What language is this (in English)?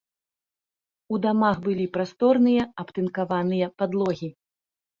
Belarusian